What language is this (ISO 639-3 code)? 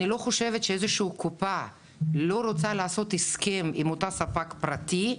heb